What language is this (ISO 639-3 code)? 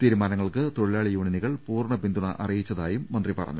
mal